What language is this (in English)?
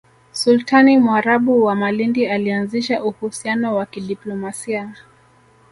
Swahili